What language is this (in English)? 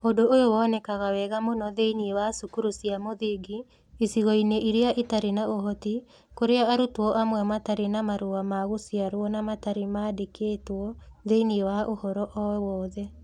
Kikuyu